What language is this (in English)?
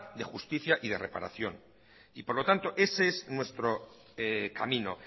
Spanish